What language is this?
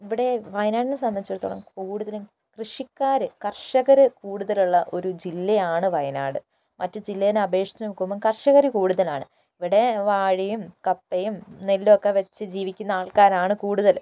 Malayalam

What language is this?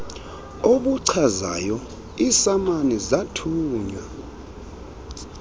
Xhosa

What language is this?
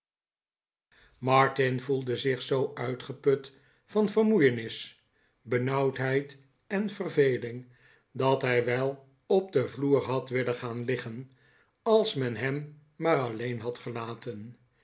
Dutch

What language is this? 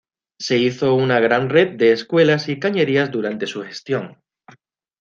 Spanish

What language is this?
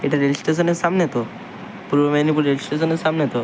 Bangla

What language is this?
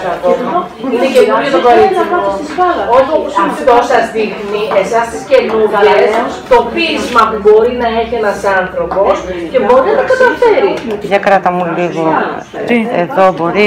Greek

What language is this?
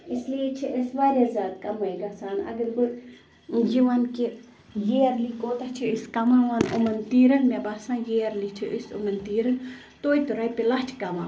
Kashmiri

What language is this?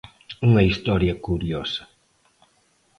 Galician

